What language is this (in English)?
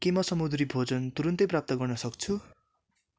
Nepali